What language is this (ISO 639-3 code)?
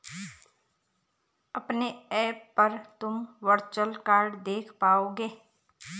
hin